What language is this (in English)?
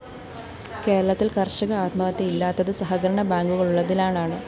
Malayalam